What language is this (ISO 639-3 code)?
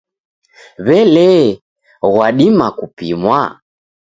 dav